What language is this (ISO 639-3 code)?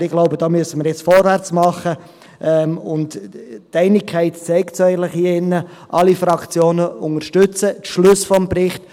gsw